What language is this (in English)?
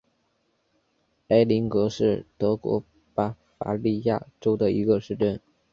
Chinese